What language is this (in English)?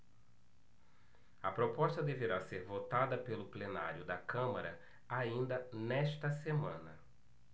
Portuguese